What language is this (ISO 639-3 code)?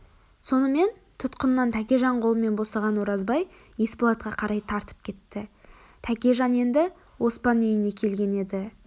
kaz